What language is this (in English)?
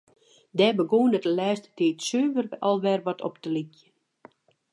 Western Frisian